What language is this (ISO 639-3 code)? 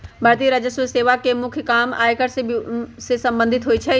mag